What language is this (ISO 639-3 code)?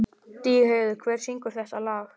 isl